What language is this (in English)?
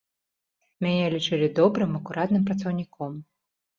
Belarusian